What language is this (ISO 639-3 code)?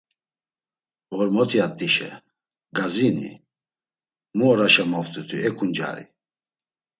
lzz